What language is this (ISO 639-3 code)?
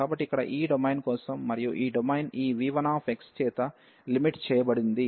tel